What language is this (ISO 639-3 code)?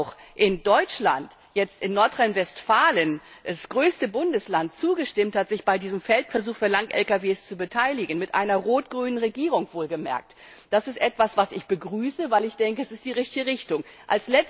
deu